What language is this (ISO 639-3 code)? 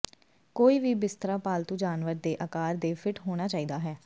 pan